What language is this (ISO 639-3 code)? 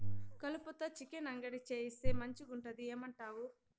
tel